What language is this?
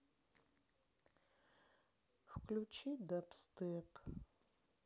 Russian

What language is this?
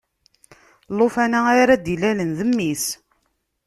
Kabyle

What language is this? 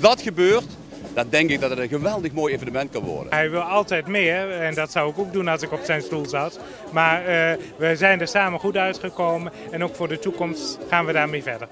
Dutch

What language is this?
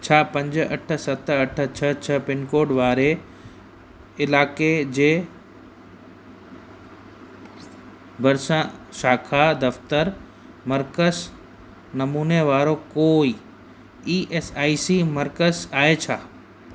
Sindhi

